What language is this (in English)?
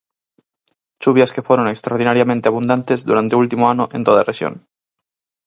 Galician